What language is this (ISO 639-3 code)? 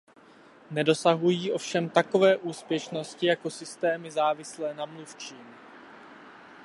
ces